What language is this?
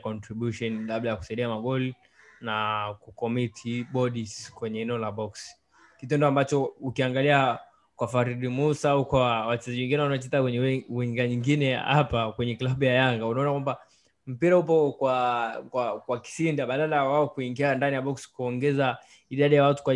Swahili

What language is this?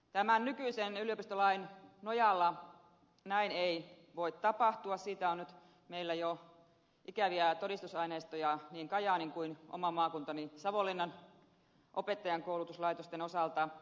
Finnish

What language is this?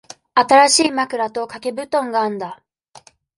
Japanese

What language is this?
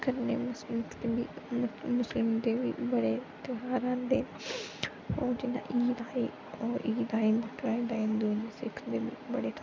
Dogri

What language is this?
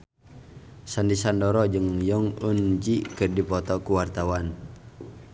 Sundanese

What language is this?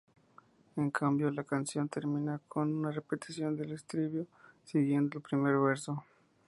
Spanish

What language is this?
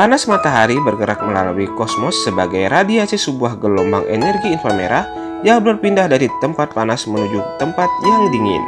Indonesian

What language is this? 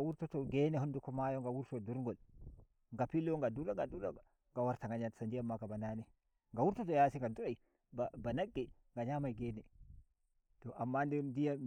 Nigerian Fulfulde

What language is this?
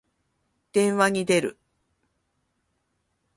Japanese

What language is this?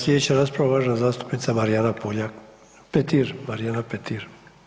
Croatian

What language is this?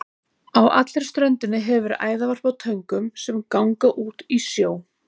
Icelandic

